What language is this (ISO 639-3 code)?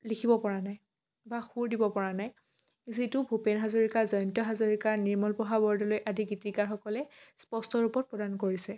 asm